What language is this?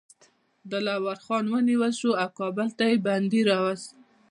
Pashto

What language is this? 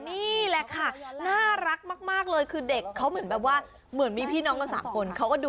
Thai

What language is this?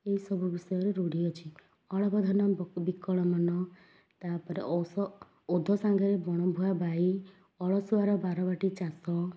Odia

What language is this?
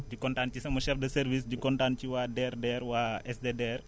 Wolof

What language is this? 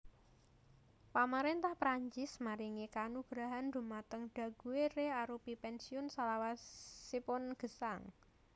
Javanese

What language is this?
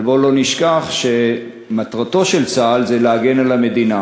Hebrew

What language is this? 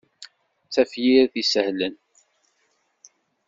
Kabyle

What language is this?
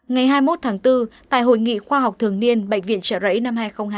Vietnamese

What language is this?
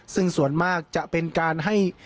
Thai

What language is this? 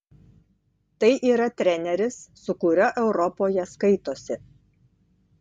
Lithuanian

